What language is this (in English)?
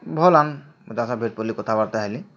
Odia